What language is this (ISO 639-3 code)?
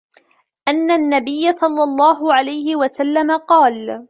ara